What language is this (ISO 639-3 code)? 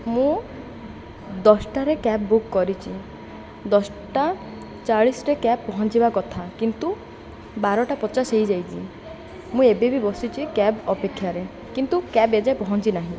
ori